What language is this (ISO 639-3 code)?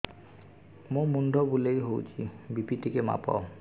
ori